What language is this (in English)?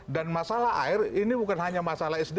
Indonesian